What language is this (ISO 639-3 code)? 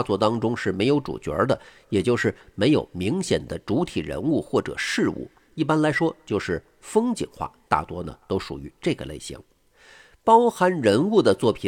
zho